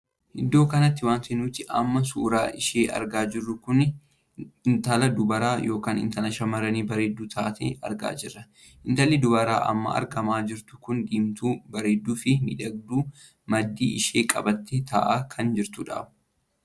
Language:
Oromo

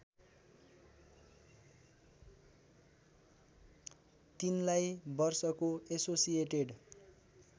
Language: Nepali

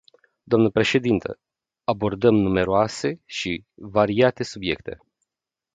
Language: Romanian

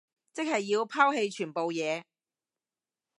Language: Cantonese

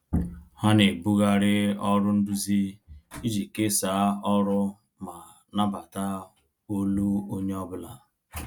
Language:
Igbo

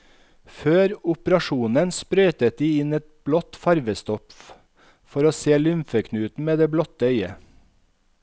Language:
Norwegian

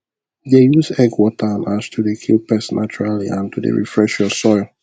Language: Nigerian Pidgin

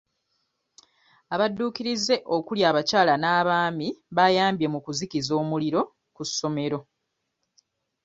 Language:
Ganda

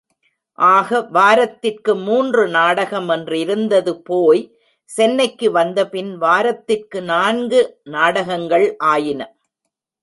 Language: Tamil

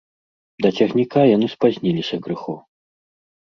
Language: Belarusian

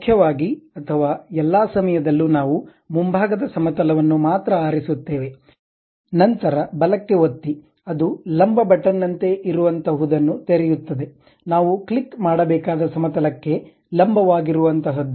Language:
Kannada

